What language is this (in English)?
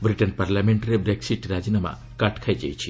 Odia